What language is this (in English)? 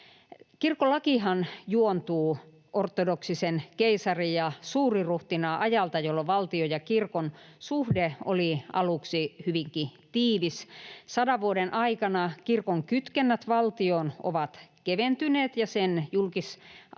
Finnish